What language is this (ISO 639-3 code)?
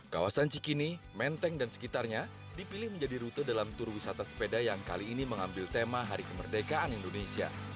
ind